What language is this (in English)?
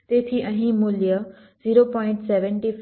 Gujarati